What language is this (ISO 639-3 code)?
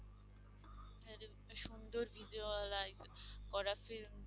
ben